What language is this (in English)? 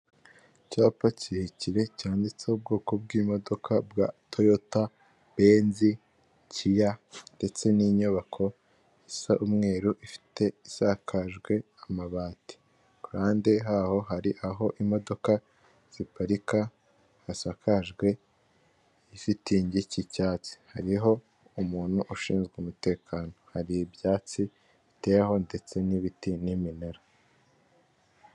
Kinyarwanda